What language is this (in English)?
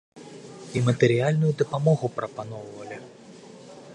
Belarusian